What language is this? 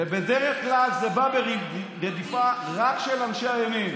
Hebrew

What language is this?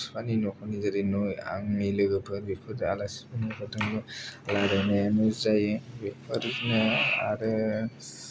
Bodo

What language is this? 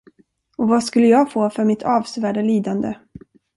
Swedish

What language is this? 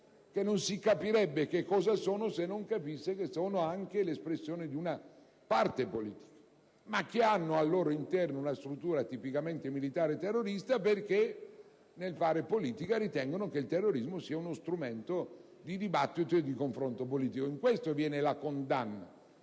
Italian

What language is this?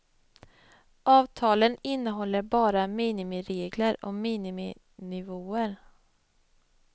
Swedish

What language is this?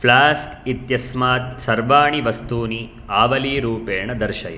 Sanskrit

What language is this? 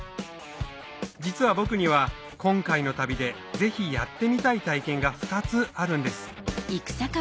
Japanese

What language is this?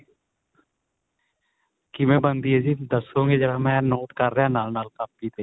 Punjabi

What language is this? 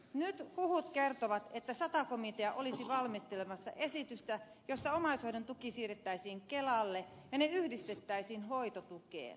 Finnish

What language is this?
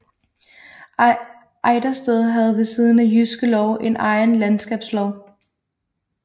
Danish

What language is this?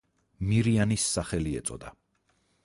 Georgian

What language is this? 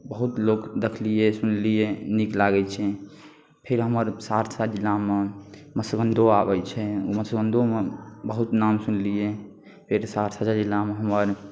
Maithili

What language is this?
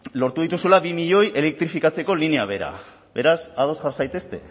Basque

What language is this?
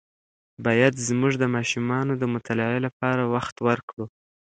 Pashto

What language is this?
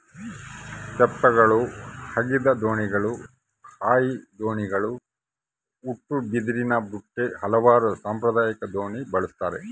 Kannada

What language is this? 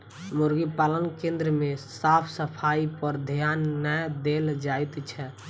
Maithili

